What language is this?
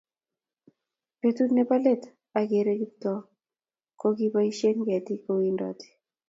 Kalenjin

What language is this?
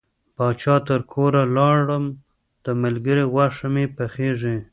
Pashto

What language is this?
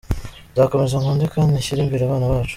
Kinyarwanda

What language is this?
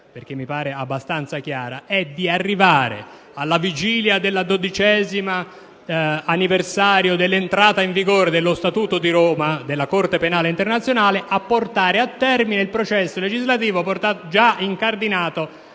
Italian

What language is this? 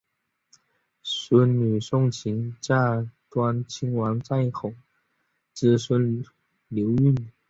Chinese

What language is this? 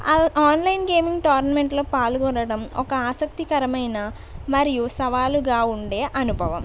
Telugu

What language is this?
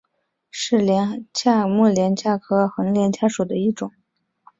Chinese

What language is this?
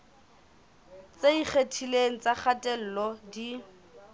Southern Sotho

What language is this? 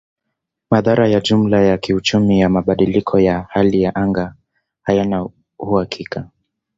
Swahili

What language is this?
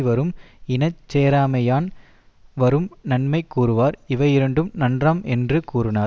Tamil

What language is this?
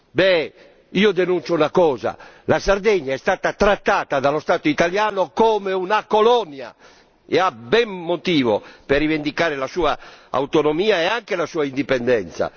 Italian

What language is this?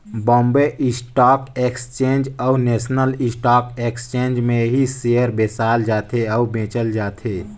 Chhattisgarhi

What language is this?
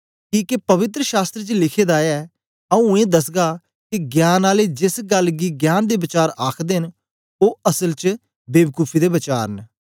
Dogri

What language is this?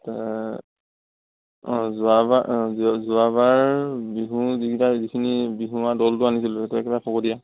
Assamese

